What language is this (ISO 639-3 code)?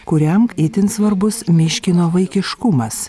lit